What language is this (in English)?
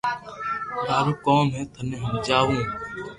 Loarki